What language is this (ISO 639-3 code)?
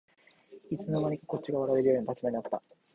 jpn